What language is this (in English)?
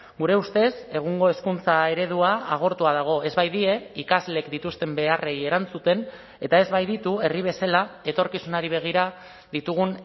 Basque